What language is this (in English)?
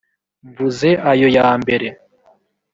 Kinyarwanda